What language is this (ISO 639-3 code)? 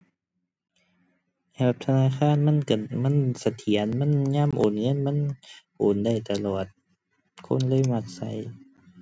tha